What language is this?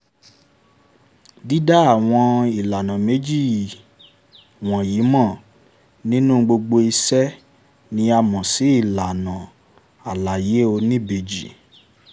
Yoruba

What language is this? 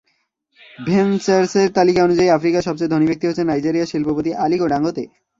Bangla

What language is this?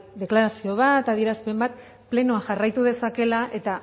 Basque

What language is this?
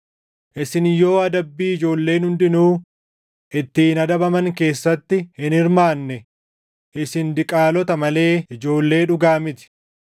Oromo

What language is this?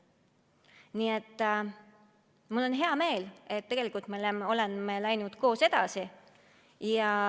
Estonian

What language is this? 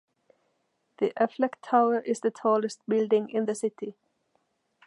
English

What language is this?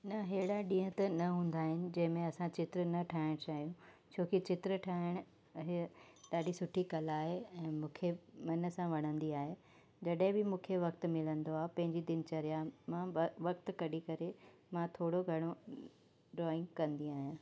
Sindhi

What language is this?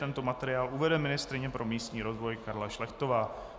Czech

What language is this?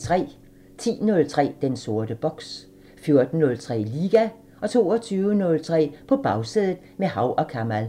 Danish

